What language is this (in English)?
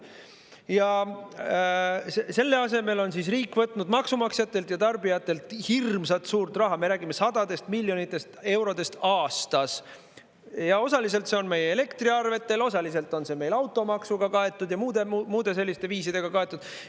Estonian